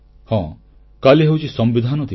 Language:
Odia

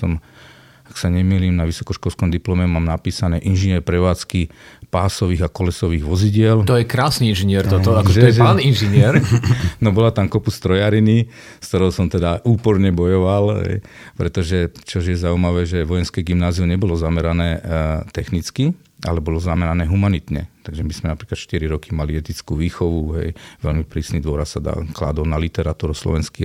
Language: Slovak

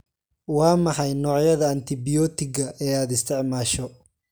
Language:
Somali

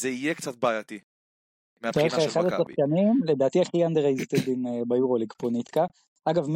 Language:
Hebrew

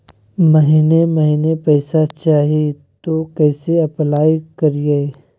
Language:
Magahi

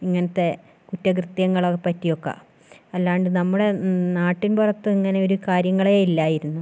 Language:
Malayalam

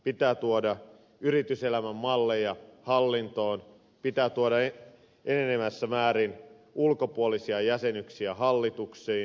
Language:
Finnish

